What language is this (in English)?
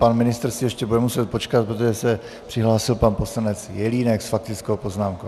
Czech